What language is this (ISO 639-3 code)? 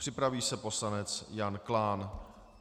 ces